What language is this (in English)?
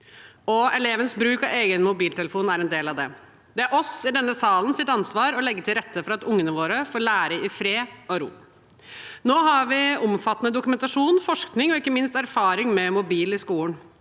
Norwegian